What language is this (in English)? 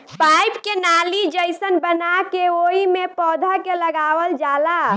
Bhojpuri